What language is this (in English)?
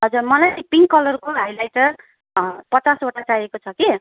Nepali